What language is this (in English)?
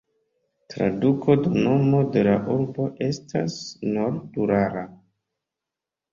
Esperanto